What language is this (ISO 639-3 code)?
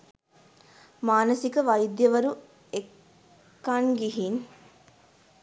sin